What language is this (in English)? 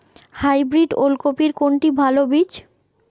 Bangla